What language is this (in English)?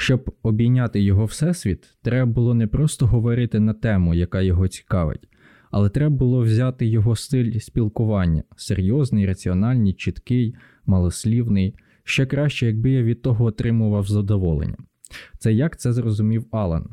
Ukrainian